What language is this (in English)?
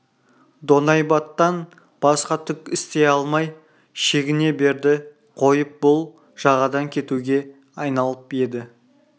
Kazakh